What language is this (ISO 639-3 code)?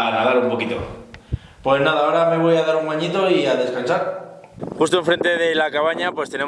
spa